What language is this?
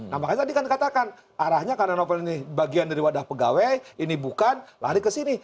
Indonesian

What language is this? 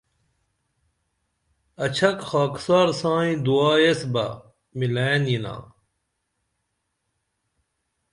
Dameli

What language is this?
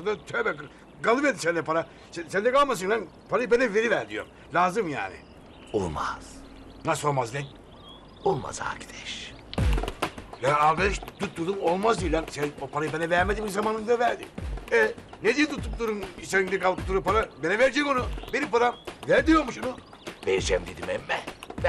Turkish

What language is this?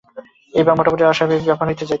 Bangla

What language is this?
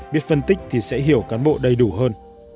Vietnamese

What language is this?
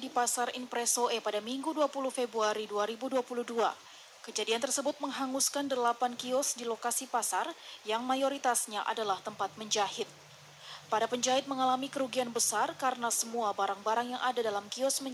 Indonesian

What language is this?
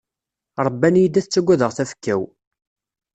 Kabyle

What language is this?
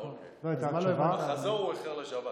Hebrew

